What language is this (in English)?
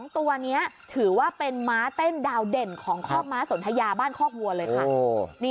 Thai